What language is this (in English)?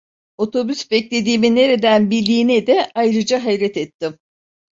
Turkish